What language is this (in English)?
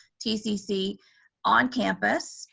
English